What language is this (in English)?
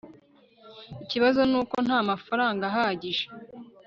Kinyarwanda